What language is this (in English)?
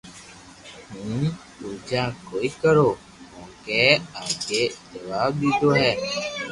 Loarki